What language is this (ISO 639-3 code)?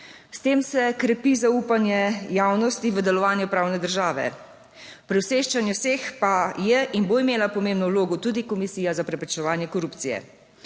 slv